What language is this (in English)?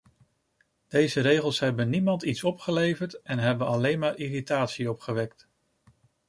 Dutch